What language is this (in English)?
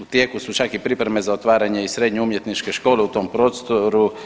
Croatian